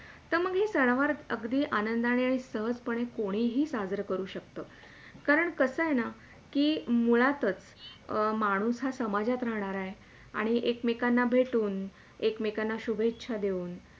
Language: Marathi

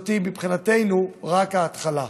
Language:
Hebrew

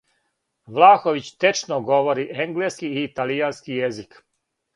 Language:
Serbian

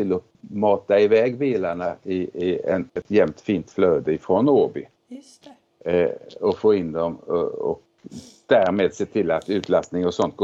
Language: Swedish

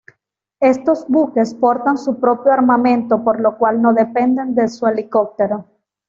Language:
Spanish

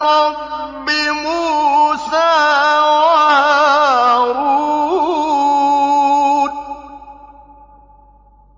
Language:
Arabic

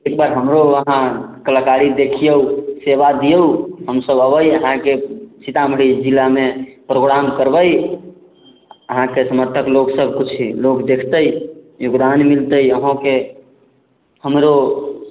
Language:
Maithili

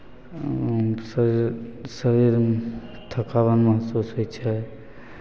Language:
Maithili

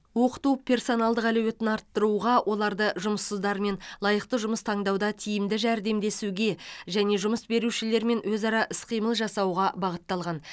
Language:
Kazakh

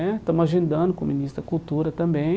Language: Portuguese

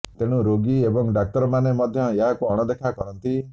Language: Odia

